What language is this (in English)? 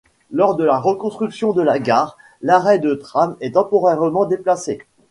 French